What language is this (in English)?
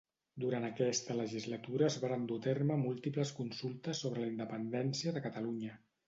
Catalan